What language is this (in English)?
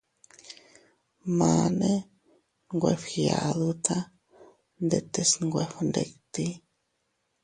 Teutila Cuicatec